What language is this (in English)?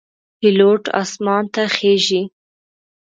Pashto